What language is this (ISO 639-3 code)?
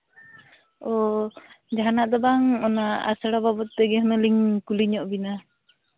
sat